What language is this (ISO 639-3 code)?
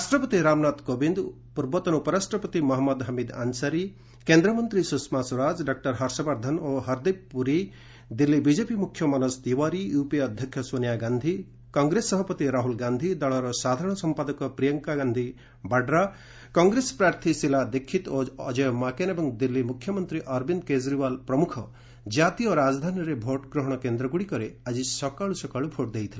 ori